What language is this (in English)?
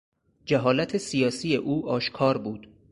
Persian